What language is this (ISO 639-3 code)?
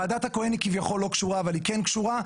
heb